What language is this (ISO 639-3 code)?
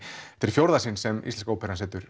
isl